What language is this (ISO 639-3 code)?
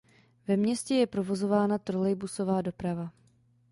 ces